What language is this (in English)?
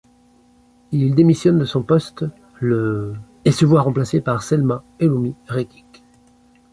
French